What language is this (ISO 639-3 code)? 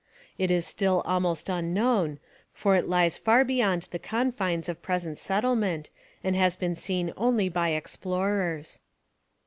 eng